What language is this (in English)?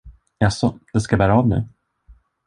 Swedish